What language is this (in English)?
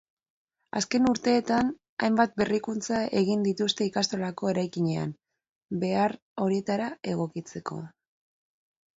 Basque